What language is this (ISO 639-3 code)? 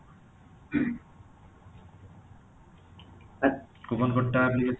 ori